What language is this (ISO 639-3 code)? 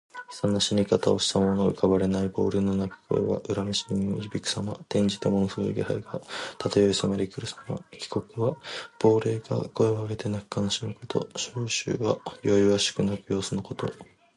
jpn